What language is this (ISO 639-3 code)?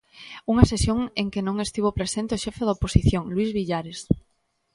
glg